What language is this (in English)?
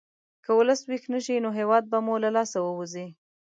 Pashto